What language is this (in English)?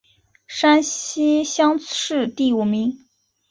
Chinese